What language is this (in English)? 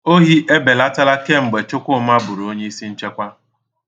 Igbo